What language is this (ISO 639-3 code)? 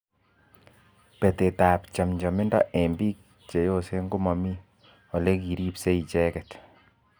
kln